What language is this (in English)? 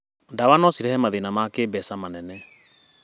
Kikuyu